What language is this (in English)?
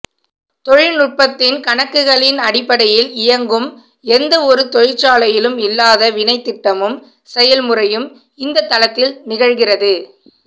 Tamil